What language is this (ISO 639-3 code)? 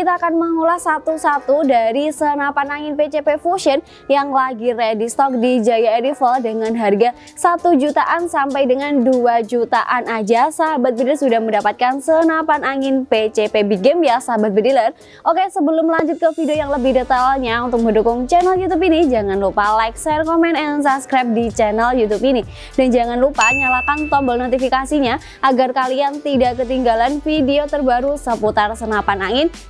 ind